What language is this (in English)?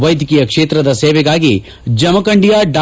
Kannada